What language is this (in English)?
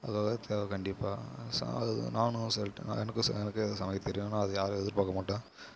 Tamil